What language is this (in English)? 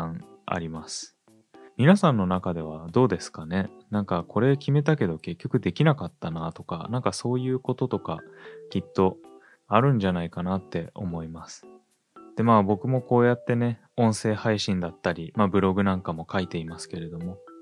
Japanese